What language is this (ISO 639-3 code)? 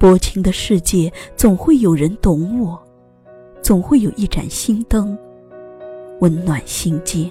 zho